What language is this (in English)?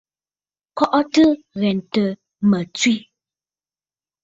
Bafut